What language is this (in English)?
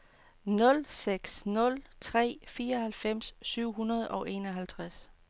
Danish